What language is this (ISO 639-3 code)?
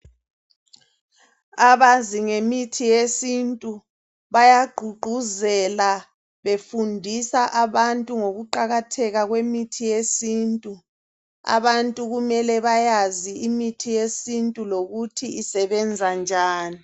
nde